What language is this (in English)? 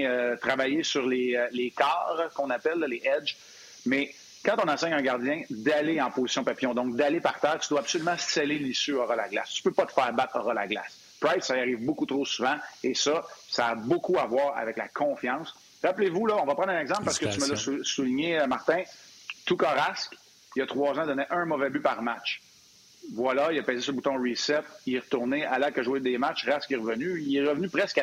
French